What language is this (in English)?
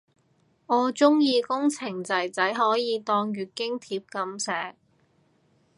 Cantonese